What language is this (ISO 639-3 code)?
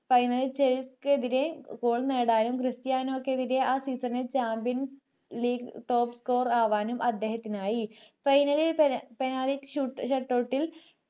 mal